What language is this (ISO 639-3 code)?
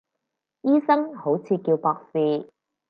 yue